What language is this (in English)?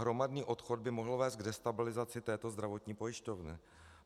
Czech